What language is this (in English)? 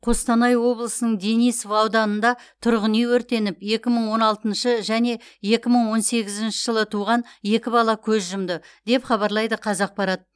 Kazakh